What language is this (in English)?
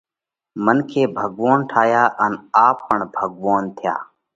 Parkari Koli